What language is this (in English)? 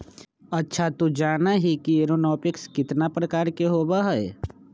Magahi